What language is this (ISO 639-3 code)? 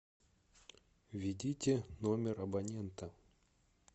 rus